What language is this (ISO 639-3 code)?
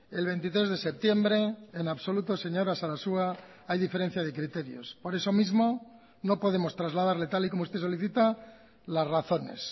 spa